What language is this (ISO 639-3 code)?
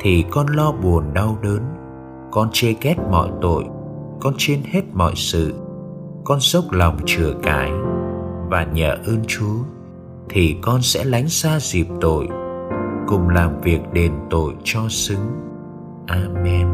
vie